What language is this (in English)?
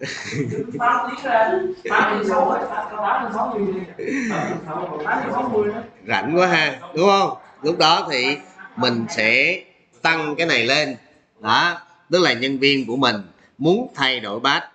Vietnamese